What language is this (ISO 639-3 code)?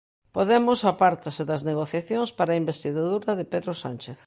glg